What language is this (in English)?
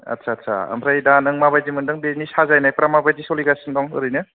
Bodo